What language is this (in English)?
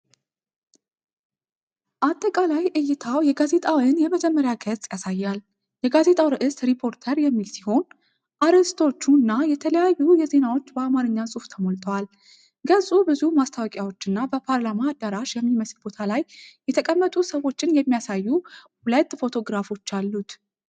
Amharic